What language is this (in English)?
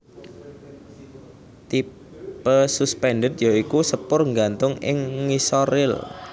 Javanese